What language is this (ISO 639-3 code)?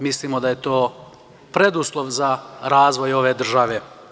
srp